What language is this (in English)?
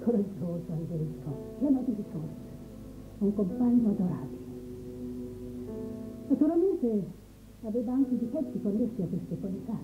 Italian